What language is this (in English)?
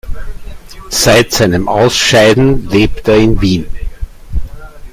German